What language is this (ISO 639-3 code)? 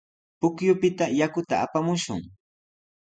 qws